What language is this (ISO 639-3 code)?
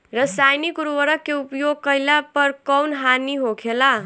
bho